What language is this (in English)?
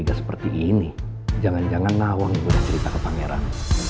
Indonesian